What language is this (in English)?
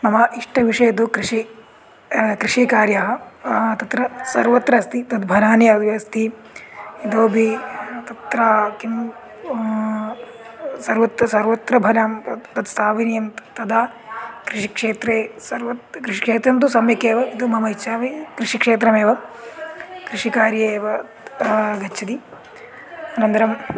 Sanskrit